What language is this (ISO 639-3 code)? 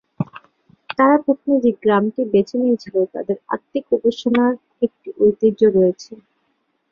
ben